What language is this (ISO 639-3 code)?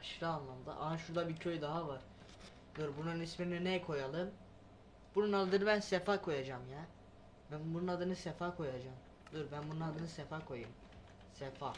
tur